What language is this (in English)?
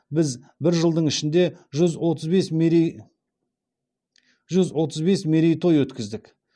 Kazakh